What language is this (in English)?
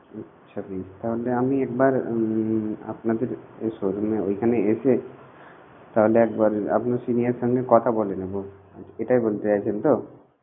Bangla